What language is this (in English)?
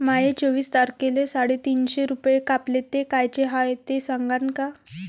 Marathi